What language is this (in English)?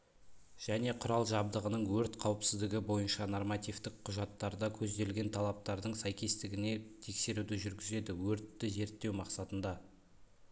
Kazakh